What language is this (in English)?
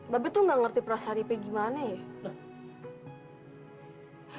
Indonesian